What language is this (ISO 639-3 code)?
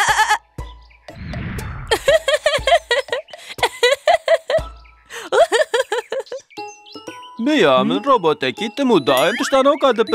tur